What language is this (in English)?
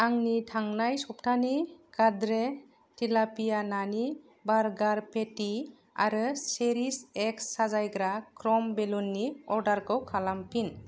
Bodo